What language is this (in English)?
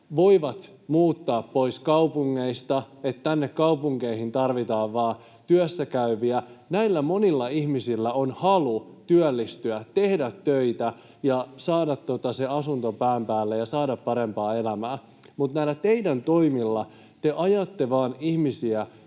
Finnish